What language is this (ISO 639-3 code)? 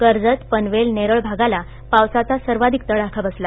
mar